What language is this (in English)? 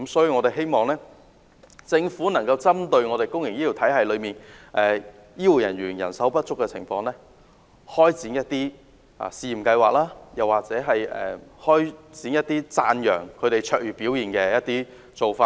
Cantonese